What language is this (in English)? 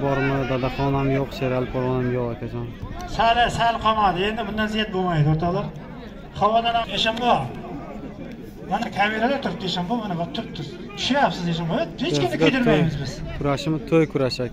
Turkish